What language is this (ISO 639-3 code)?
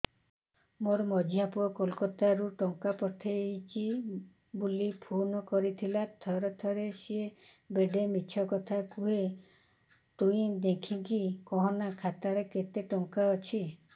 ori